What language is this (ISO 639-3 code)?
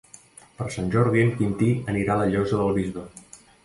cat